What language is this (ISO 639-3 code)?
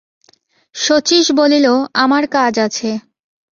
ben